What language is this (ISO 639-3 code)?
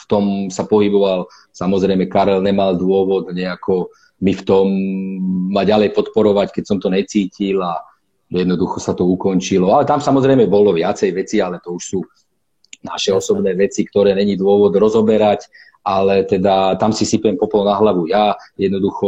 slk